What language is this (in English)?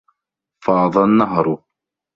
Arabic